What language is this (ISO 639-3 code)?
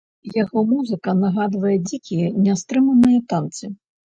bel